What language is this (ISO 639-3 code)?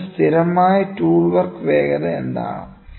mal